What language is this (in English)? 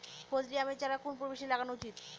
Bangla